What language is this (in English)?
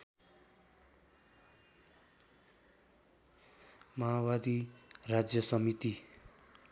Nepali